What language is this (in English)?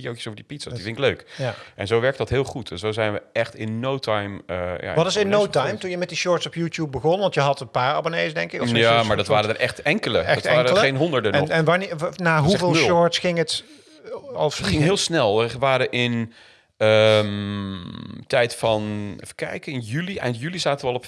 Dutch